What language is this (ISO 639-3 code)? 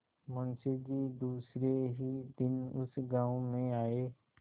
hin